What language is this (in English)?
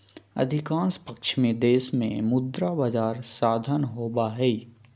Magahi